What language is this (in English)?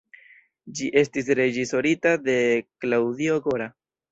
Esperanto